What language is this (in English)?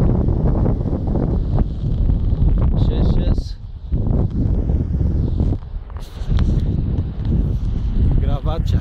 Bulgarian